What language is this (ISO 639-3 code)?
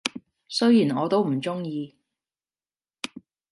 yue